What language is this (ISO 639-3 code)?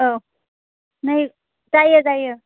brx